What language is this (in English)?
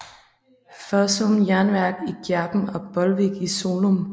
Danish